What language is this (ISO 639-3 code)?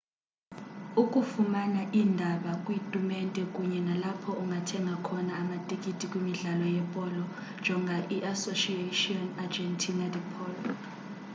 xho